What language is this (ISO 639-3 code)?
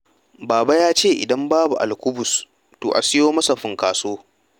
hau